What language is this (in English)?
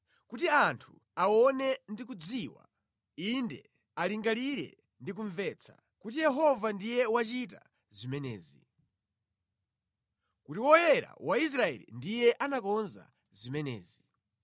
Nyanja